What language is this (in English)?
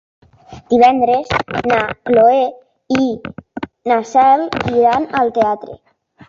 Catalan